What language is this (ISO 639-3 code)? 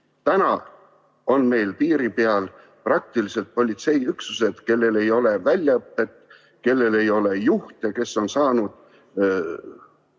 est